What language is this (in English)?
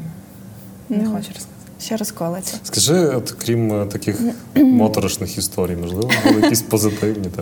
Ukrainian